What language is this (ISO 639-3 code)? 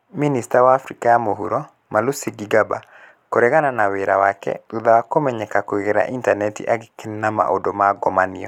kik